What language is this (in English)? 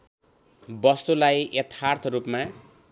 Nepali